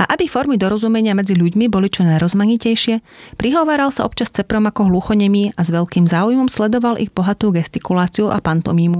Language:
Slovak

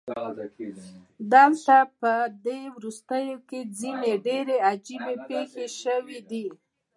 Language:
Pashto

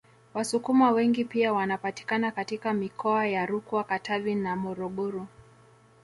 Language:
Swahili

